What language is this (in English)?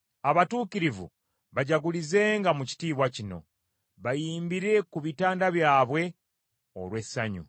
Ganda